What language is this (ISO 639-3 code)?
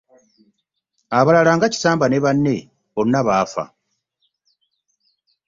lug